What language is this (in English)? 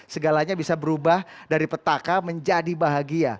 Indonesian